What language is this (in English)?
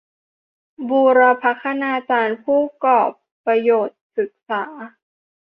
Thai